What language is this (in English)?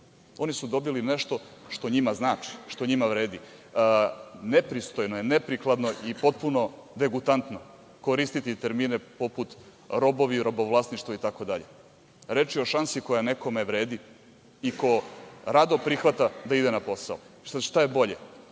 Serbian